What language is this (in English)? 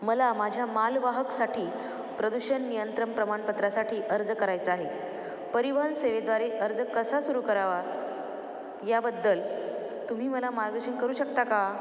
Marathi